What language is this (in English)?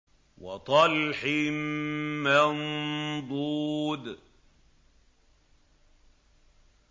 Arabic